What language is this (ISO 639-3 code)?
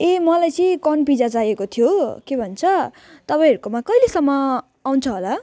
nep